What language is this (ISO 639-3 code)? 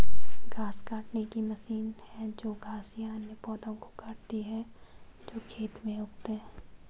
hin